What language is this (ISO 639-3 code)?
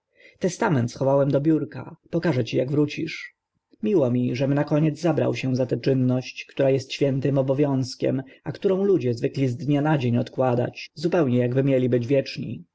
pol